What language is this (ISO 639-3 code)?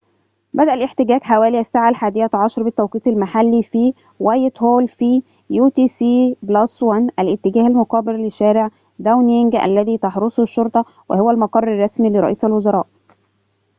ara